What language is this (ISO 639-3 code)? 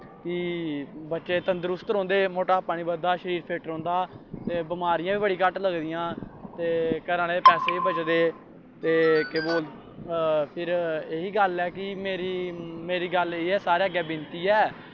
doi